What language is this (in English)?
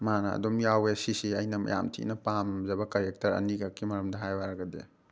Manipuri